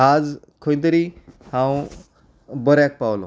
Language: Konkani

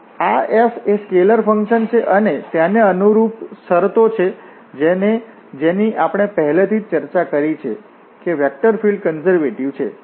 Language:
Gujarati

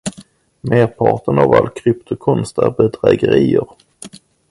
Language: Swedish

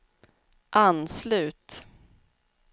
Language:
Swedish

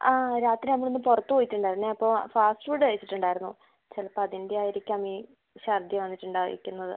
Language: Malayalam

